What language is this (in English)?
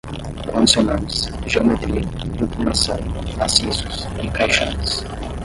Portuguese